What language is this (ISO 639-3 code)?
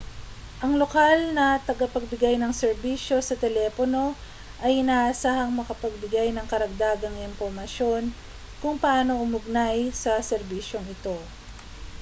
fil